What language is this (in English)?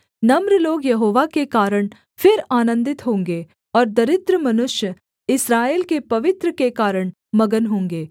Hindi